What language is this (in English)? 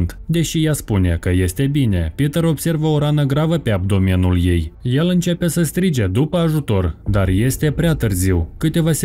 Romanian